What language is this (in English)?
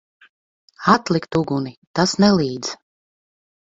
Latvian